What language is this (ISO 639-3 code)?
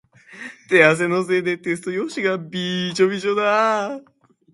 jpn